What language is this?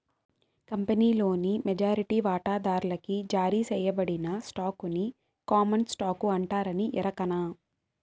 Telugu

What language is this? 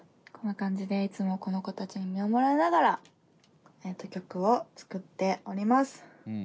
Japanese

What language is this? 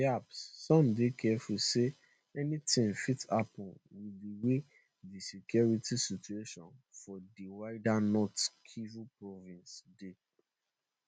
Nigerian Pidgin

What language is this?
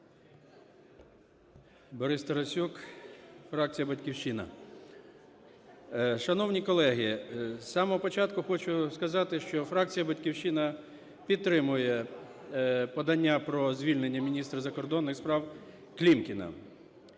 Ukrainian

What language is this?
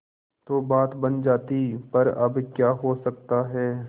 Hindi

